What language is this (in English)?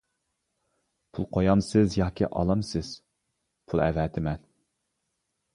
Uyghur